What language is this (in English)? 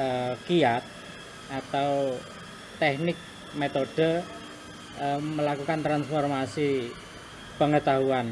Indonesian